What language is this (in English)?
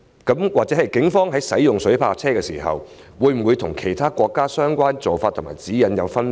Cantonese